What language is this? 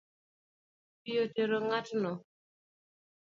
Luo (Kenya and Tanzania)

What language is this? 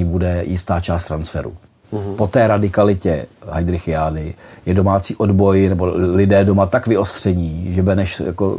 Czech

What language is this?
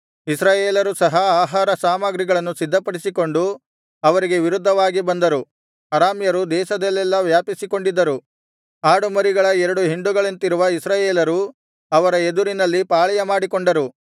Kannada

